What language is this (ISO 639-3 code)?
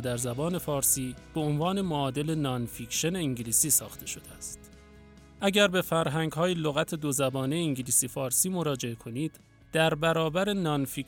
fas